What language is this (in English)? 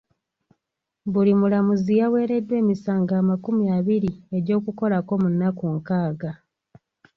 Ganda